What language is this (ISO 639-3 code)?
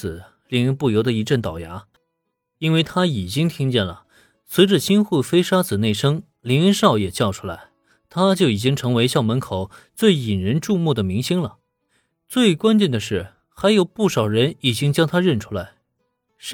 zho